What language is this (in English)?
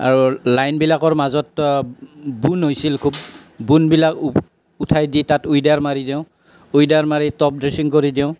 Assamese